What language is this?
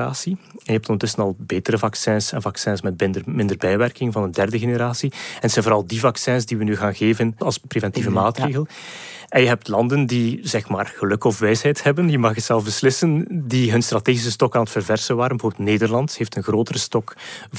Dutch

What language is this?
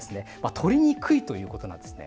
Japanese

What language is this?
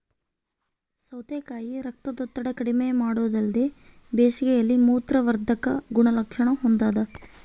Kannada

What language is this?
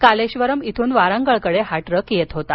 Marathi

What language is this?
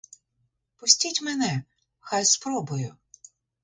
Ukrainian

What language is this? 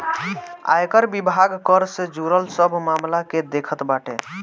Bhojpuri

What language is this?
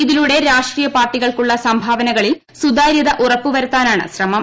Malayalam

